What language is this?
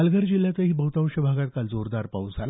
Marathi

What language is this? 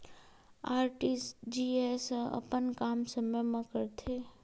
Chhattisgarhi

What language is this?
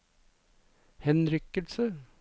Norwegian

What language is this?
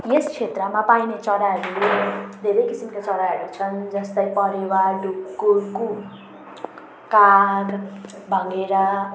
Nepali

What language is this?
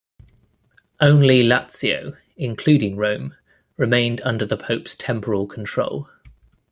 English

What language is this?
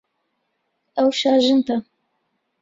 Central Kurdish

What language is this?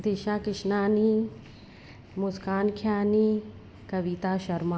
Sindhi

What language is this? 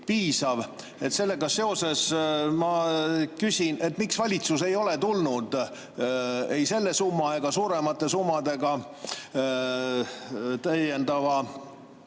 Estonian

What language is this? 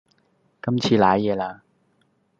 Cantonese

